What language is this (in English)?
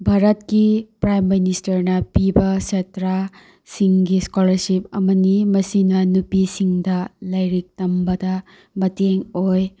Manipuri